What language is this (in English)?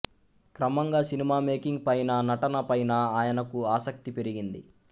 Telugu